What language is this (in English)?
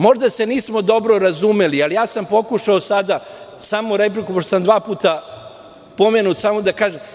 Serbian